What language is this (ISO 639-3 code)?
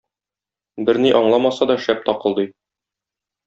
tat